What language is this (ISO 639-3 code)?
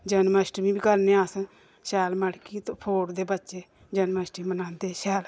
doi